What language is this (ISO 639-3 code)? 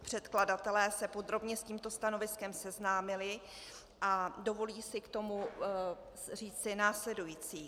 ces